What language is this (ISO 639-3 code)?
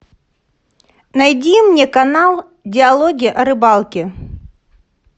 rus